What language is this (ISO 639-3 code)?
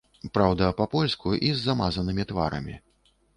bel